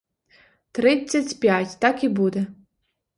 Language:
Ukrainian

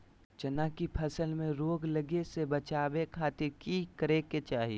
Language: Magahi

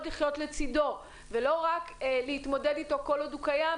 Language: Hebrew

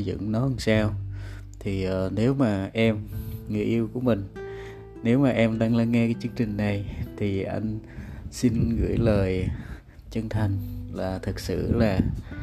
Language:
Vietnamese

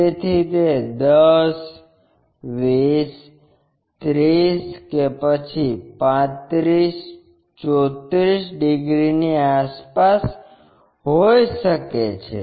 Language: Gujarati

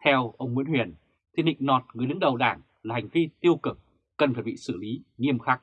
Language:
Vietnamese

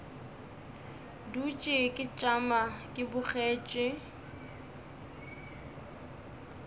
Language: Northern Sotho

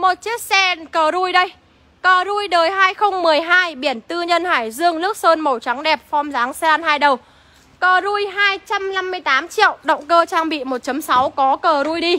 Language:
Vietnamese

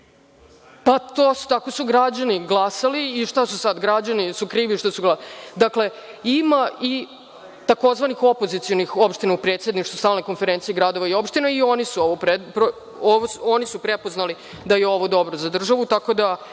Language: Serbian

